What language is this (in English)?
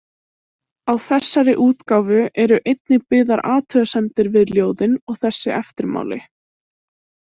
Icelandic